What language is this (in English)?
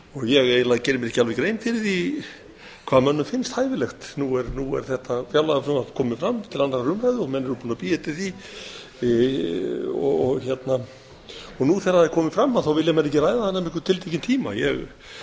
Icelandic